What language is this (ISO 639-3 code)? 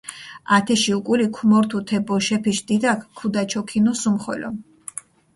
xmf